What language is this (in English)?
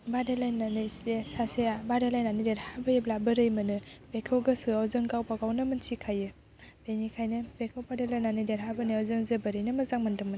Bodo